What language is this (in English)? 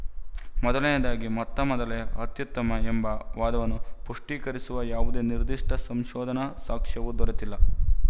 Kannada